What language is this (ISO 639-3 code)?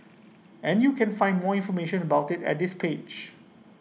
eng